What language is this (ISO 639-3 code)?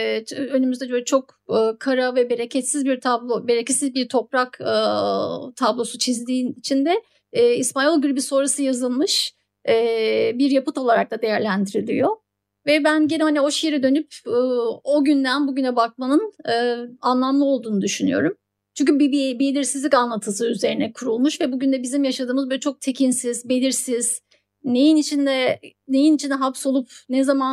tur